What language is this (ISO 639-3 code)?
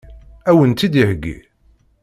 kab